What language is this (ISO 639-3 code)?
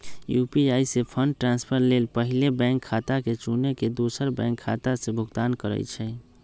mag